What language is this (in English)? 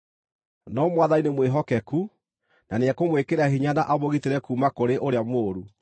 Kikuyu